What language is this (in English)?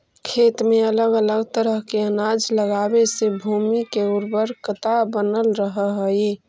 Magahi